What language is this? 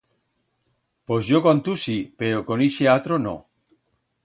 Aragonese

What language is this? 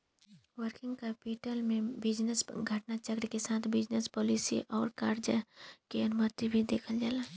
Bhojpuri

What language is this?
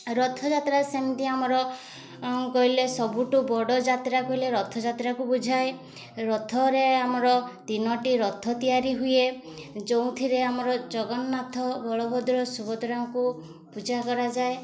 Odia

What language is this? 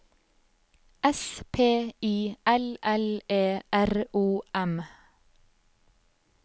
Norwegian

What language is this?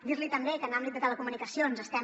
Catalan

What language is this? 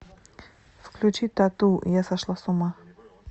Russian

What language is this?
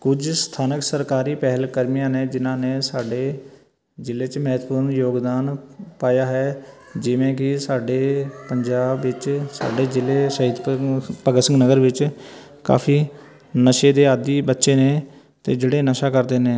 Punjabi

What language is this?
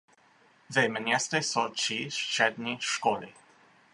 Czech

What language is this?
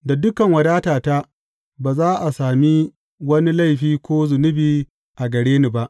Hausa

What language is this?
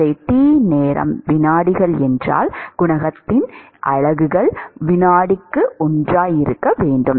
Tamil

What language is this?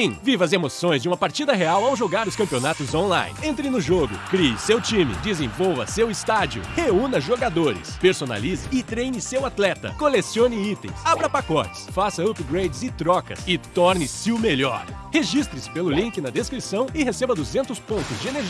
Portuguese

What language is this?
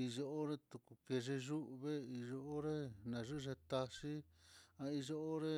Mitlatongo Mixtec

